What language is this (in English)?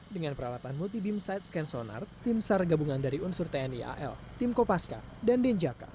Indonesian